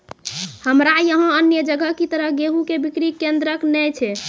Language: Maithili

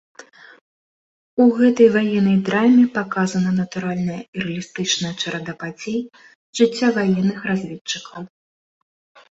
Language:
Belarusian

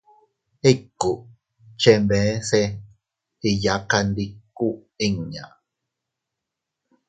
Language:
Teutila Cuicatec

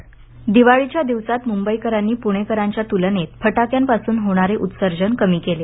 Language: Marathi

